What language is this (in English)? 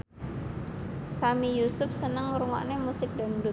Javanese